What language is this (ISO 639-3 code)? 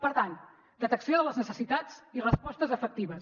cat